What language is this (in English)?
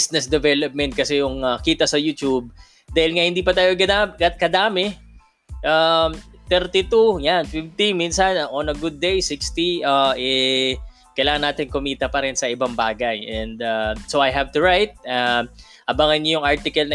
Filipino